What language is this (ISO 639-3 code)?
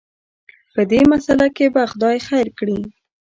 pus